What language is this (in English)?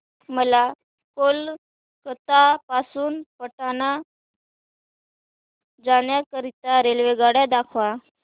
Marathi